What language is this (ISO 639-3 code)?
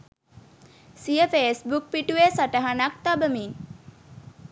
sin